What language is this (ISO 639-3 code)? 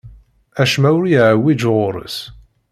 kab